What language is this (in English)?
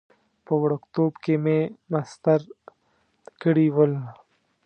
Pashto